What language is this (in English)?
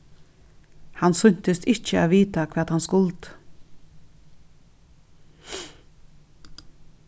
Faroese